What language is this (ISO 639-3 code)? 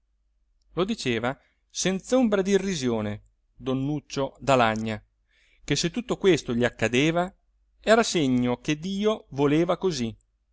ita